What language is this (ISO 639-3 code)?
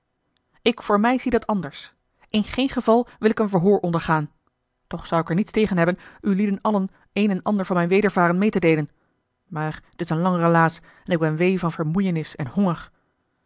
nld